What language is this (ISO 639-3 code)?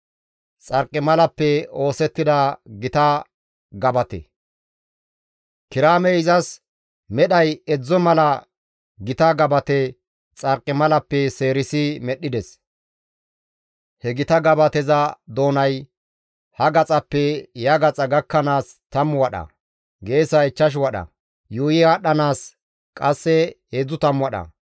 gmv